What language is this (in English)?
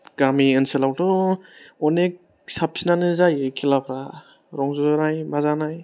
Bodo